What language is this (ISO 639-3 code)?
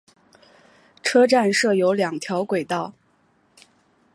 zho